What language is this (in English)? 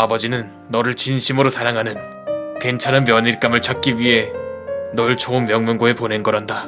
Korean